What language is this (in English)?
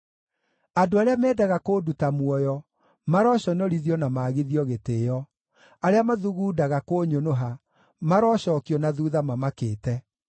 Kikuyu